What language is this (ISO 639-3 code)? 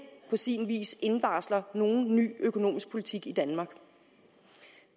dan